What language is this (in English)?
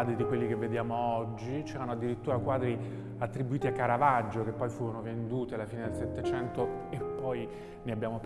Italian